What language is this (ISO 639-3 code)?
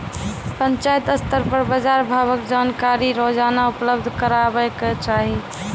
mai